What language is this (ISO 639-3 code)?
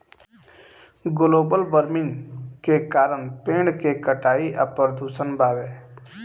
bho